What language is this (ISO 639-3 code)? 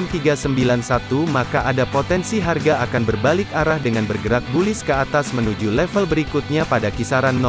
ind